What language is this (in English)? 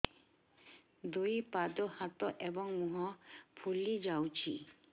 Odia